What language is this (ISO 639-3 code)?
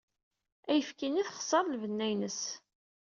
kab